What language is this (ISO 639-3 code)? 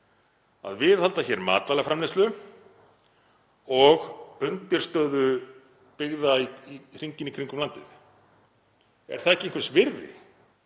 isl